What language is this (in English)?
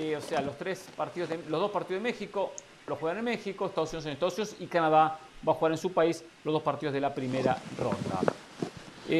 Spanish